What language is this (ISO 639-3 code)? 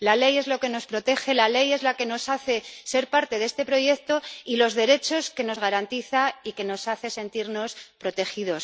spa